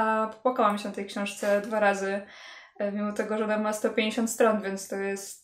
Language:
Polish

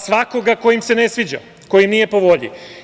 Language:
Serbian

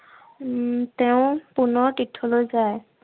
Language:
Assamese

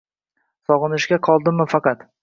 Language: Uzbek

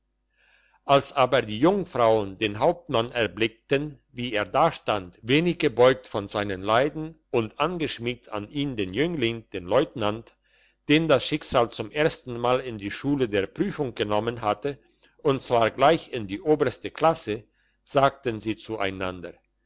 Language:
German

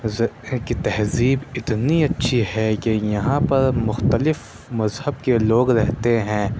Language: Urdu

